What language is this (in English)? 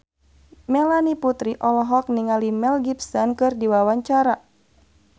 Sundanese